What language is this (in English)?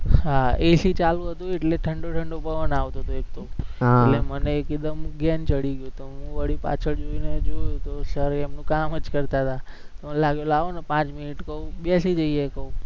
Gujarati